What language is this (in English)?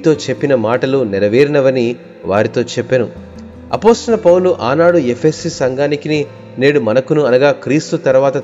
Telugu